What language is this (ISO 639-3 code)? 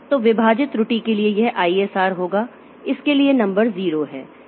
hin